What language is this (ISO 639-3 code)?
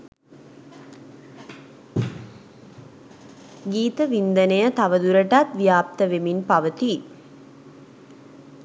sin